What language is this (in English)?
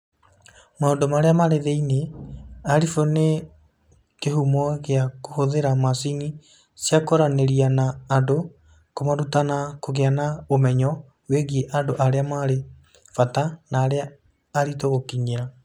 Kikuyu